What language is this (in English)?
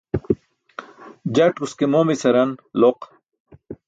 Burushaski